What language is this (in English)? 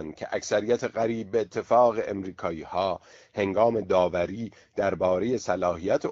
Persian